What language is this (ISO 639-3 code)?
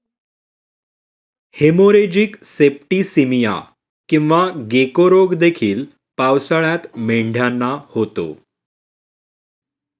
mar